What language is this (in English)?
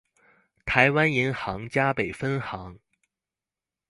Chinese